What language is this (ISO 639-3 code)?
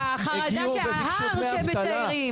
heb